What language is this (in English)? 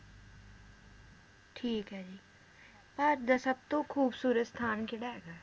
Punjabi